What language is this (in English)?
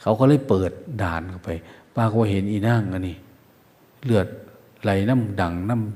Thai